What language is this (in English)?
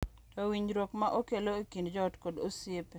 Luo (Kenya and Tanzania)